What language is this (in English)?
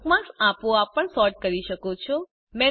Gujarati